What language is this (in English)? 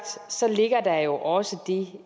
Danish